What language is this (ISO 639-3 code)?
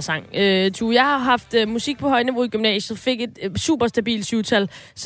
dan